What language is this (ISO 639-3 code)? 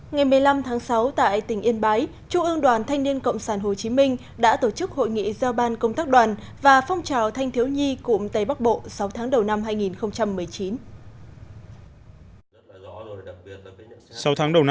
vie